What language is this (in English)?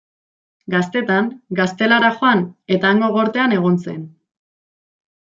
Basque